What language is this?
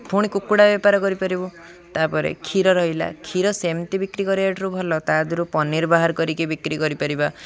Odia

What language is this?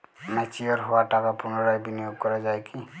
Bangla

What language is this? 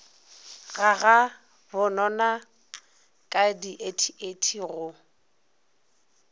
Northern Sotho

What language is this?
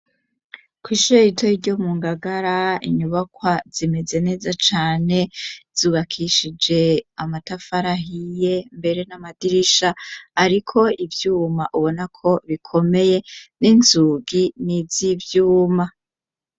Rundi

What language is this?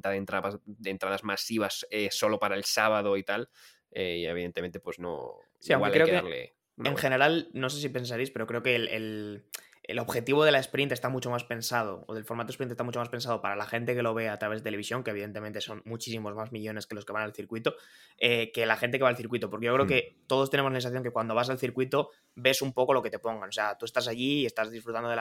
Spanish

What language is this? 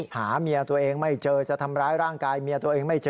Thai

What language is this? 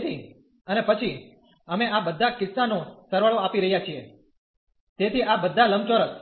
Gujarati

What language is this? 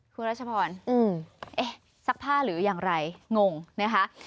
Thai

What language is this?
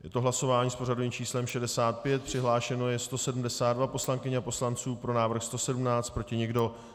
Czech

